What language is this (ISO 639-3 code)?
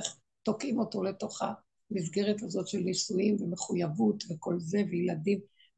heb